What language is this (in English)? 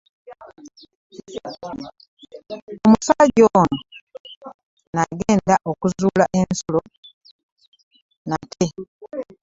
Ganda